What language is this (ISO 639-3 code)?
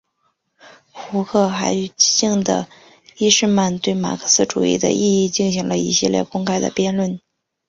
zho